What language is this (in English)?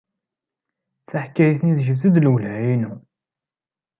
Kabyle